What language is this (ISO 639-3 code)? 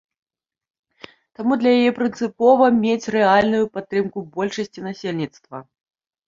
bel